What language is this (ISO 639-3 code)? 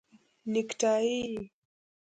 pus